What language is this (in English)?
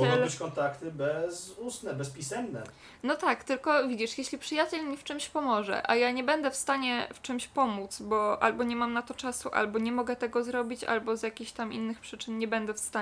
Polish